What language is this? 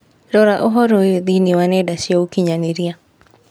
Kikuyu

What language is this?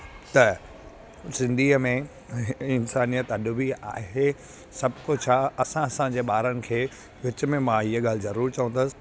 Sindhi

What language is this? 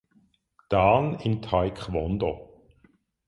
German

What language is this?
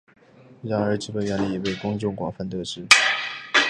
Chinese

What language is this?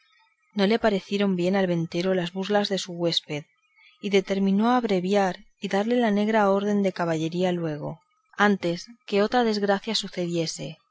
Spanish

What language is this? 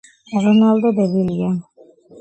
Georgian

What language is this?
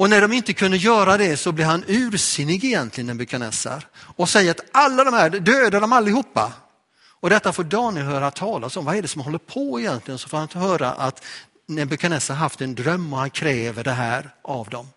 Swedish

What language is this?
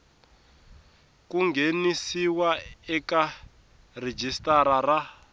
Tsonga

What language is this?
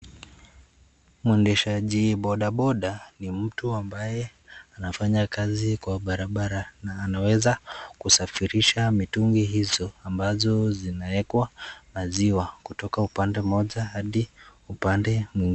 Swahili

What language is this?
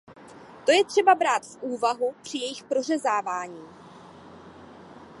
Czech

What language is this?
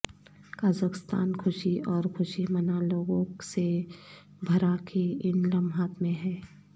Urdu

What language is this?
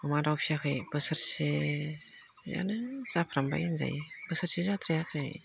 Bodo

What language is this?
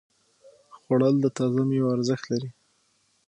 Pashto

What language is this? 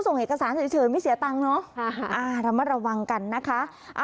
Thai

